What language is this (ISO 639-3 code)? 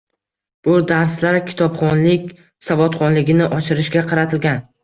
uzb